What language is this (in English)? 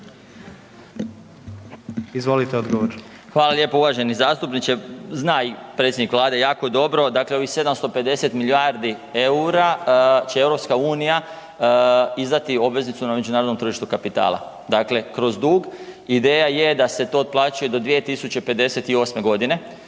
Croatian